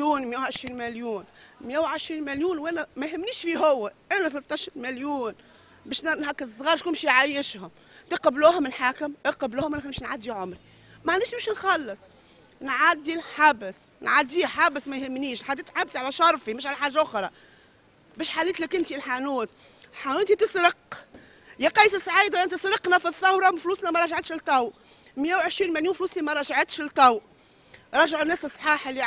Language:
Arabic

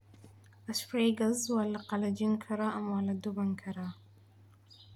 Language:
Somali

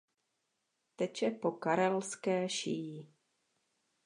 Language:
Czech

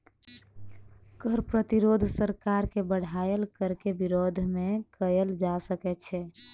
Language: Maithili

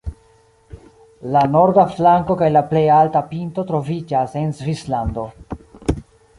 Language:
Esperanto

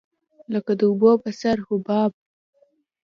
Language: Pashto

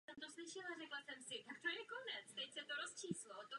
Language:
Czech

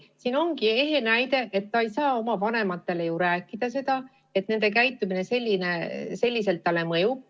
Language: Estonian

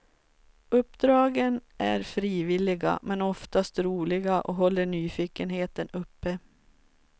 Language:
Swedish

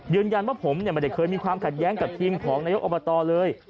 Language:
Thai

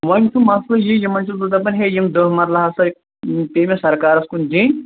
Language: Kashmiri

